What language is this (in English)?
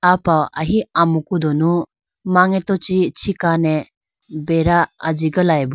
Idu-Mishmi